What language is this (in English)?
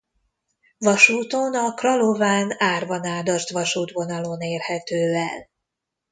Hungarian